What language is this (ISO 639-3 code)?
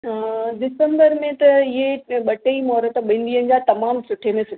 snd